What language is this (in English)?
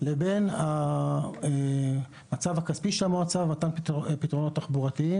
Hebrew